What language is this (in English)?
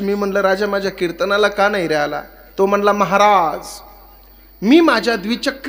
Arabic